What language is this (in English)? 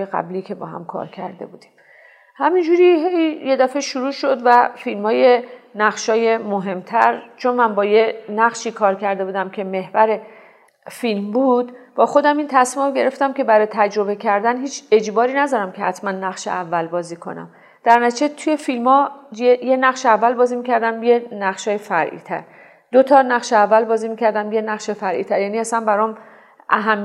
Persian